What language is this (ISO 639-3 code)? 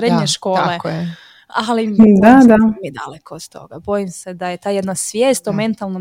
hrv